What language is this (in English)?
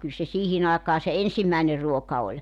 Finnish